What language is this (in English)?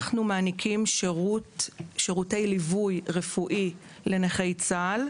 Hebrew